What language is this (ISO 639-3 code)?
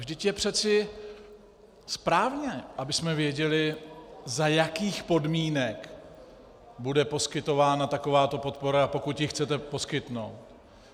ces